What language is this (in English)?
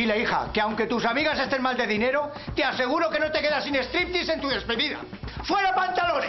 Spanish